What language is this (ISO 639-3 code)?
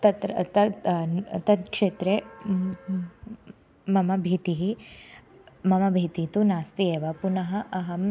san